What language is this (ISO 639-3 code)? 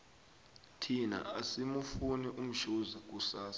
nbl